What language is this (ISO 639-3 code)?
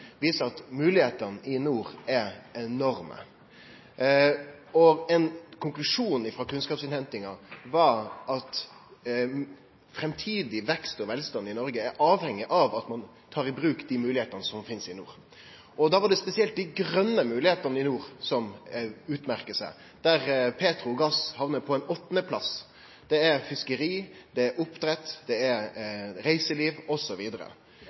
nno